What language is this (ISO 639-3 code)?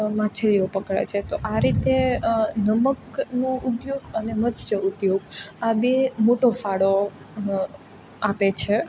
guj